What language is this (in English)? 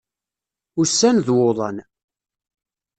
Kabyle